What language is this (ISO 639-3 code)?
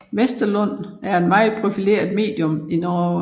dan